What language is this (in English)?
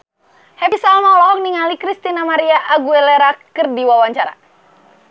Sundanese